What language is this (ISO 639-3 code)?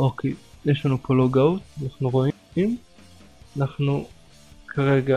heb